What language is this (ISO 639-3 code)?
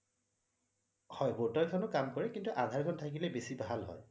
asm